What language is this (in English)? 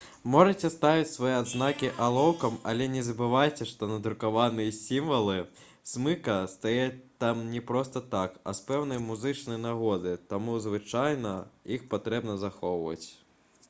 Belarusian